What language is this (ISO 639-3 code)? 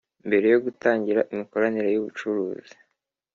kin